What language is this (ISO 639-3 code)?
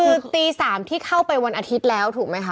tha